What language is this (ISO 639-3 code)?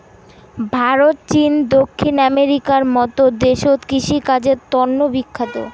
ben